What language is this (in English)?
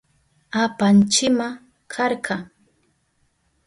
Southern Pastaza Quechua